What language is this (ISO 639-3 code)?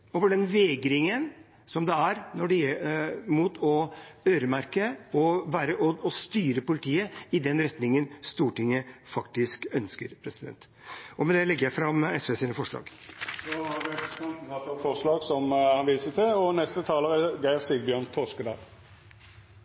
nor